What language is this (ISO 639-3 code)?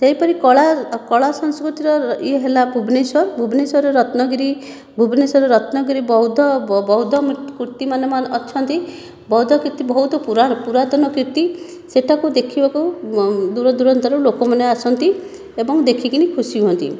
ori